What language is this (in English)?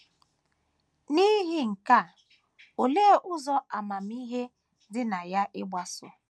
Igbo